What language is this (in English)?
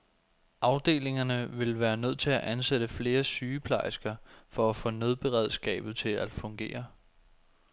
Danish